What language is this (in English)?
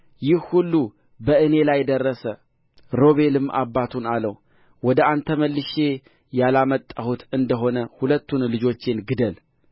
Amharic